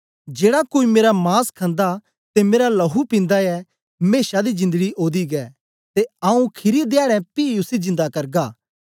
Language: Dogri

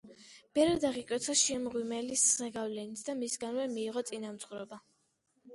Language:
Georgian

